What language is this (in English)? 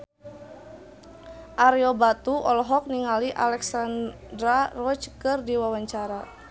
Sundanese